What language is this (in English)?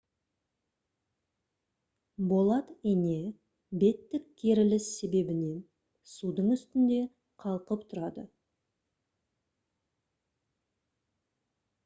Kazakh